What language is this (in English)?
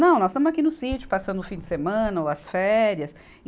Portuguese